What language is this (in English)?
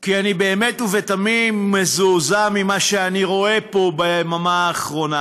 Hebrew